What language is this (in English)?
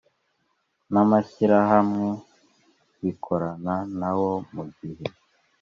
Kinyarwanda